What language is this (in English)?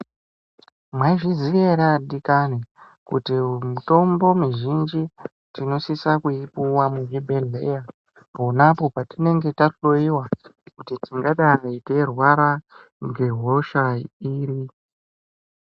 Ndau